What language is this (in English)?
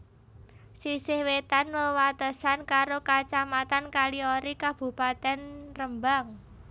Javanese